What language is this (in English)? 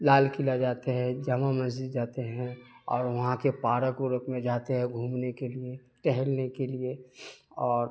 Urdu